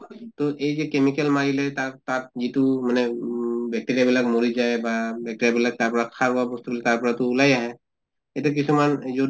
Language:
Assamese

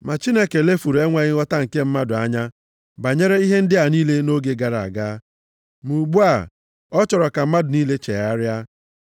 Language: Igbo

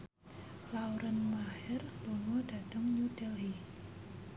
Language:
Javanese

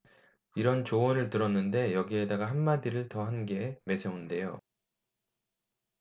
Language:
Korean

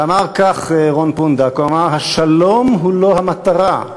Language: Hebrew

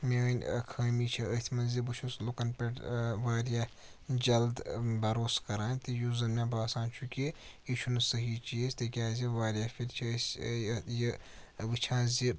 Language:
Kashmiri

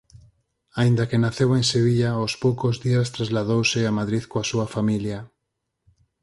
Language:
Galician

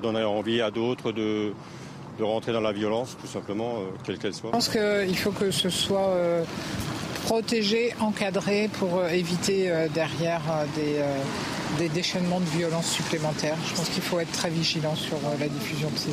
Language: French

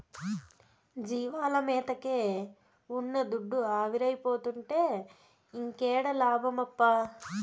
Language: Telugu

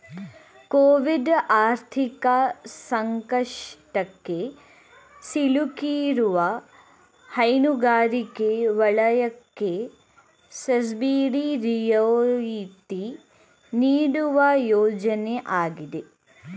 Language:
Kannada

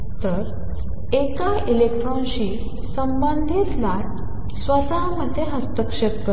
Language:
Marathi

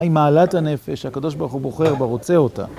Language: Hebrew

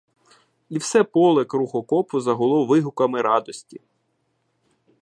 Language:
Ukrainian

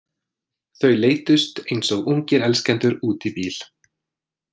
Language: Icelandic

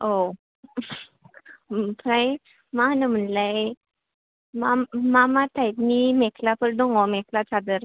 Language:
Bodo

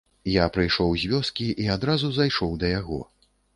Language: Belarusian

